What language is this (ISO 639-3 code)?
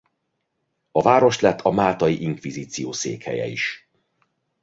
hun